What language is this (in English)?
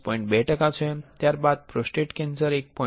Gujarati